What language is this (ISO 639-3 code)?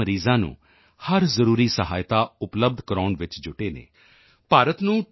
pan